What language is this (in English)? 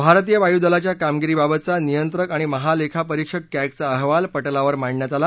Marathi